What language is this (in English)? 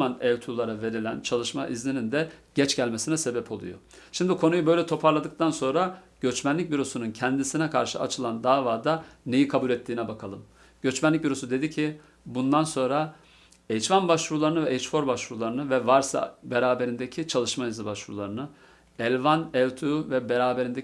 Turkish